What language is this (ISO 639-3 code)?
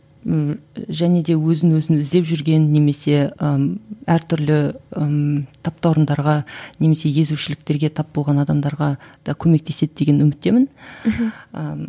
kaz